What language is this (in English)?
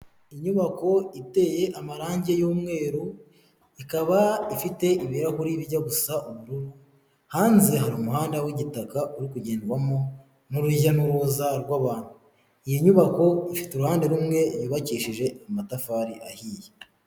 Kinyarwanda